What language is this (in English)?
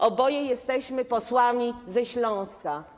Polish